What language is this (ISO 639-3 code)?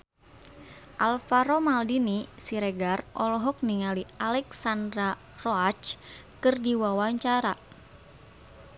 sun